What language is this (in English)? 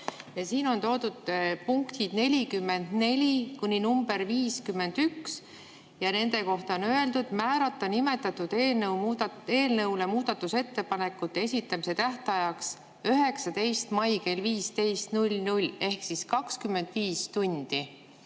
Estonian